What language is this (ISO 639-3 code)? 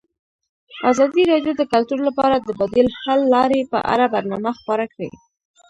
pus